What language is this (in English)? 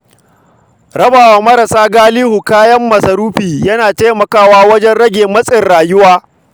Hausa